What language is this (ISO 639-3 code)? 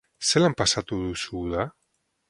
eus